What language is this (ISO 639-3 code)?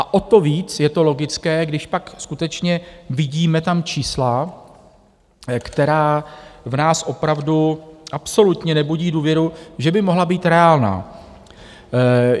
ces